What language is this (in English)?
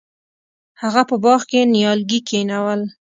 Pashto